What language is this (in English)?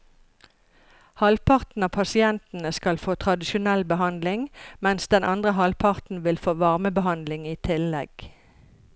Norwegian